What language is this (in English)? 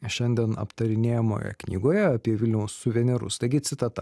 Lithuanian